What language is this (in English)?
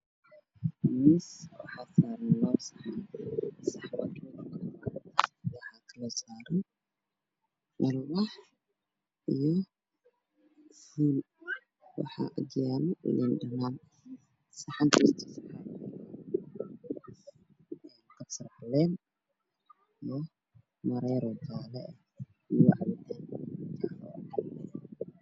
Somali